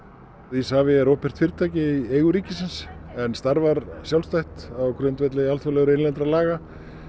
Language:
Icelandic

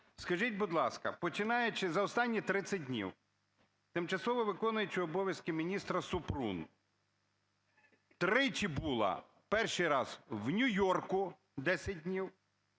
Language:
Ukrainian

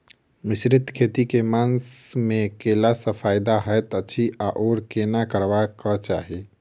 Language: Maithili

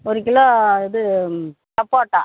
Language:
Tamil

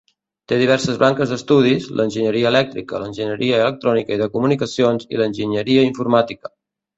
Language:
Catalan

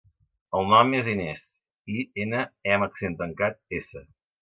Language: Catalan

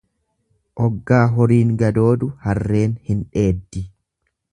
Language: Oromo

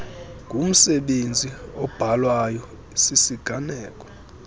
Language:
Xhosa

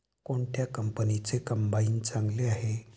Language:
Marathi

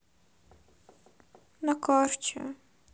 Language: Russian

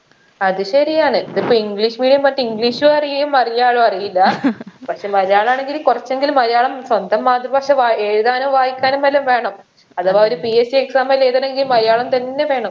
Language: Malayalam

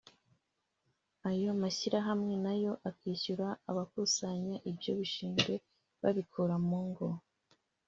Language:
Kinyarwanda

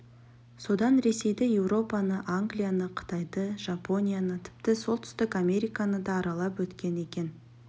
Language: Kazakh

